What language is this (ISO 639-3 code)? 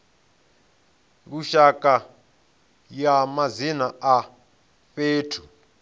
ven